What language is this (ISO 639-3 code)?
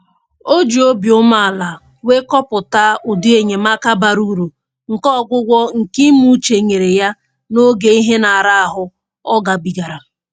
ibo